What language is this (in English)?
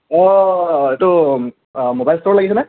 Assamese